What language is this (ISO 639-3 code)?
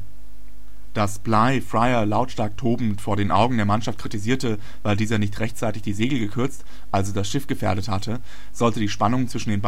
deu